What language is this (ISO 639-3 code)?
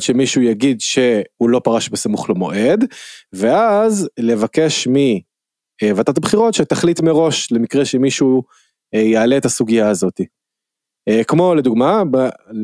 heb